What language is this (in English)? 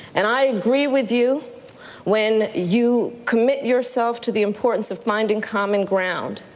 English